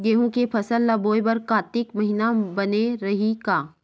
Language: Chhattisgarhi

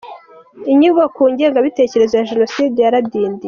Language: Kinyarwanda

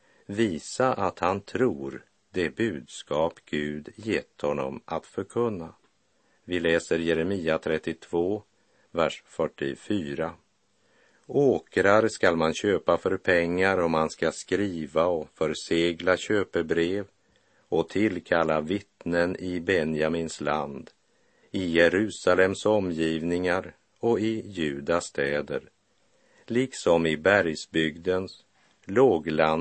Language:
Swedish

